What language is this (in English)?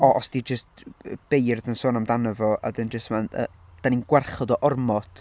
Welsh